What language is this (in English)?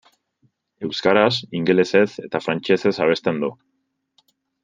Basque